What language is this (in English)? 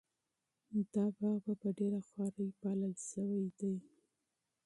Pashto